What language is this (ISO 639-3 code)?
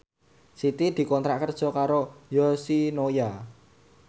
jav